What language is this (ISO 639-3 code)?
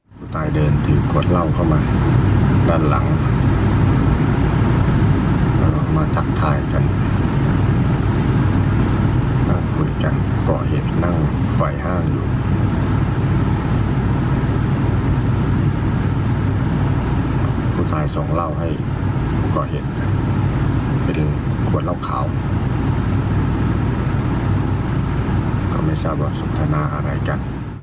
tha